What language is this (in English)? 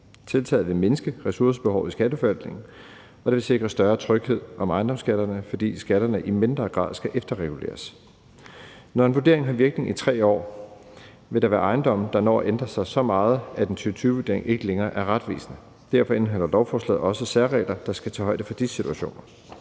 Danish